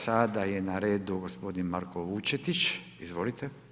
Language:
Croatian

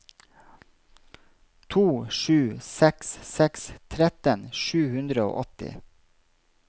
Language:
Norwegian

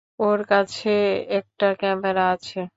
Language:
Bangla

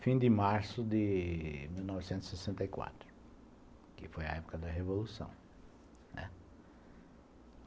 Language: Portuguese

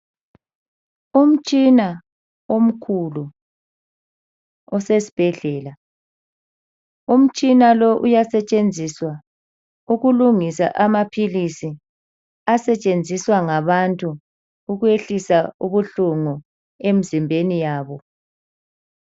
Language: North Ndebele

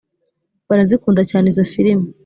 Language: Kinyarwanda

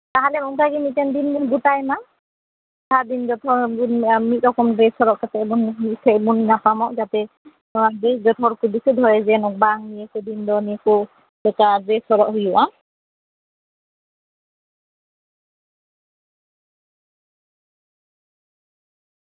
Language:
Santali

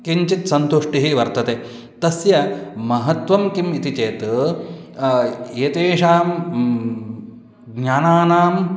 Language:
Sanskrit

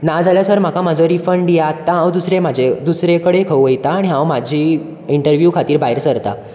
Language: Konkani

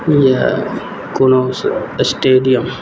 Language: Maithili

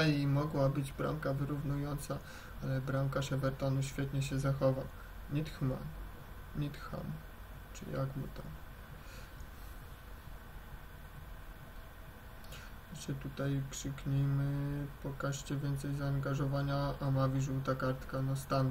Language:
Polish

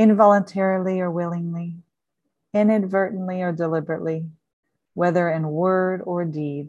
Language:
English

